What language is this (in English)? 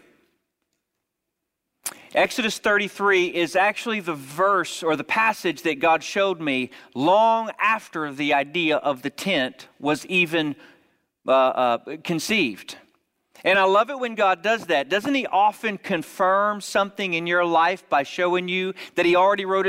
English